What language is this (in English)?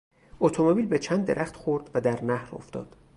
Persian